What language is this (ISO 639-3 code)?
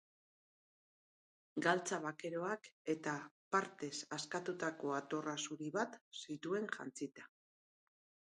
eus